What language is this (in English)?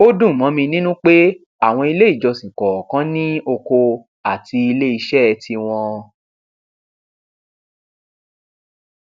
Yoruba